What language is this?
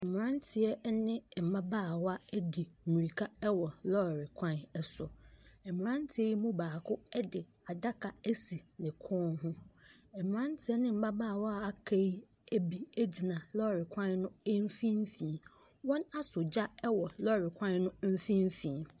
Akan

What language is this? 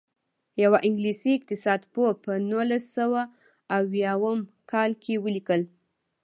Pashto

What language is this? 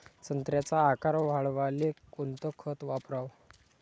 Marathi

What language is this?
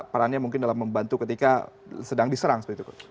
Indonesian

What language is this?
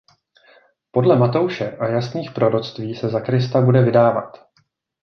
Czech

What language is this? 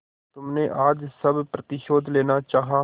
Hindi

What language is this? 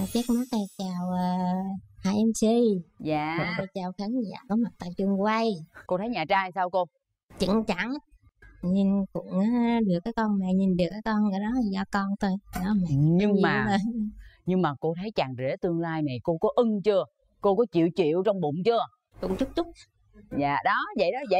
Vietnamese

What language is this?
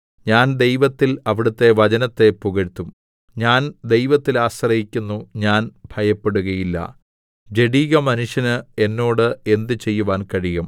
Malayalam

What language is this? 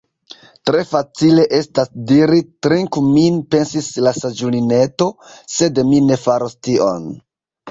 Esperanto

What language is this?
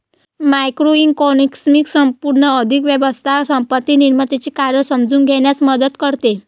Marathi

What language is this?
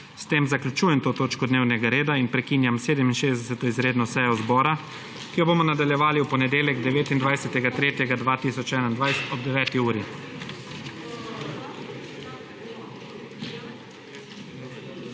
Slovenian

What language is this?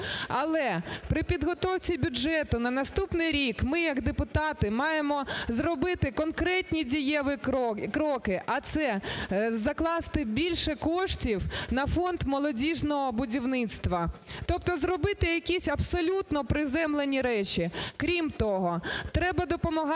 Ukrainian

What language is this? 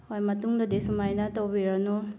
Manipuri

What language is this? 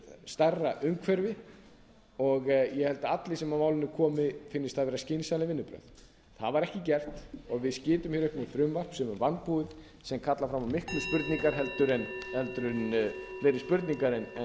Icelandic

